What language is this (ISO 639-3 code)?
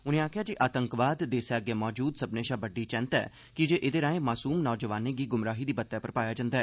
doi